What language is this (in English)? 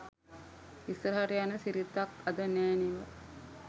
Sinhala